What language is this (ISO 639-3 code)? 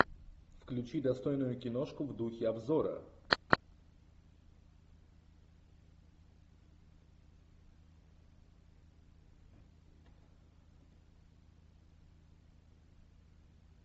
rus